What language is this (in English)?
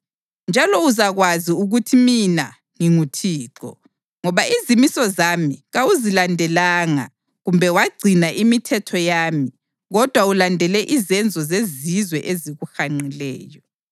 North Ndebele